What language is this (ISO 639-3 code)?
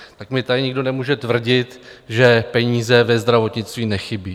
ces